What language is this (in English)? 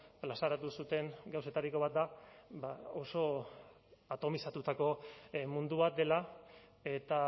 Basque